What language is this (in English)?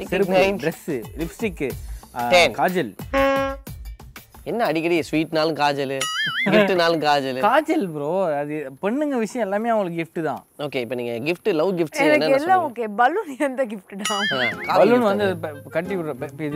Tamil